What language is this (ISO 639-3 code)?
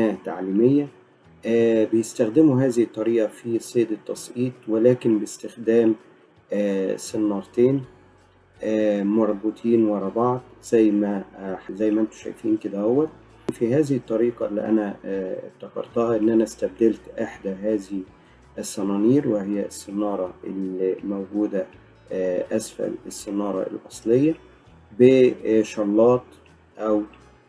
ara